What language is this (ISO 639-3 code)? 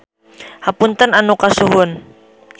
sun